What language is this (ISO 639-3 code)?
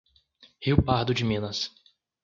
por